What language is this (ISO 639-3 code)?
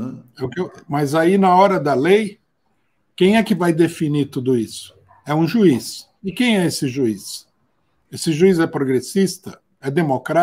por